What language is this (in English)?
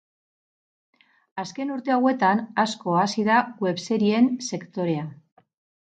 Basque